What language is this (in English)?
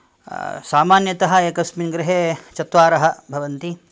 Sanskrit